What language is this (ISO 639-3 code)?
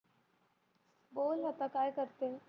mar